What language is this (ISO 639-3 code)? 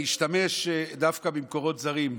heb